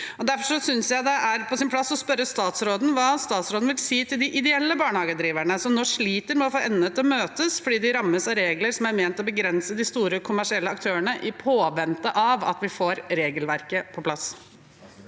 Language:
Norwegian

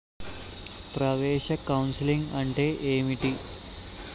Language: Telugu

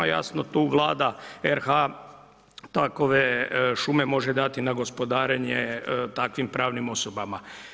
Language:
Croatian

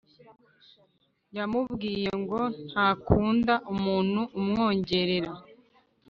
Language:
Kinyarwanda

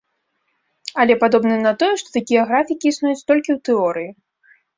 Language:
Belarusian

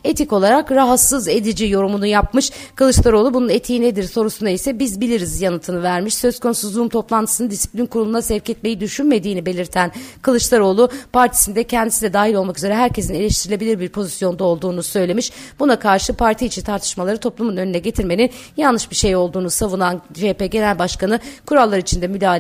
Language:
Turkish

